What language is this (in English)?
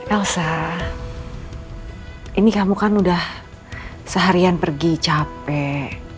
Indonesian